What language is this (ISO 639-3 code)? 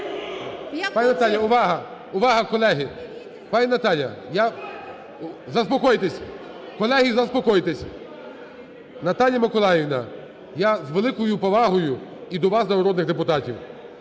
ukr